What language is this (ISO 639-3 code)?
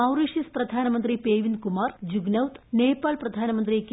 mal